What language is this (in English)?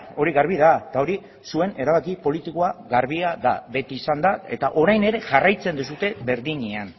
Basque